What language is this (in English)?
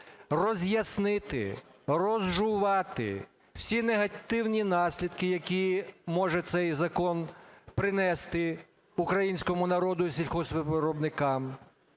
Ukrainian